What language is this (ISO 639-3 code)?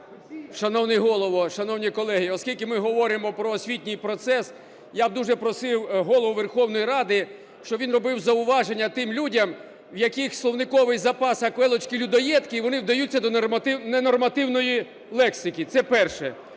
ukr